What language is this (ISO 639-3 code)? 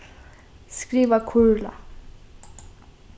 fao